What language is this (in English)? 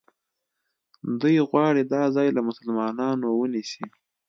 Pashto